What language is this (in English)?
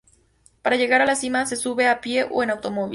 Spanish